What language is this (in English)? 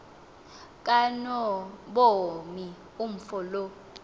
Xhosa